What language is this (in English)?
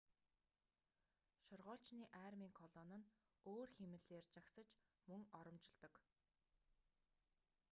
Mongolian